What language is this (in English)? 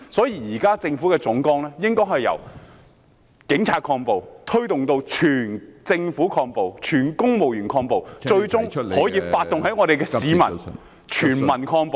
Cantonese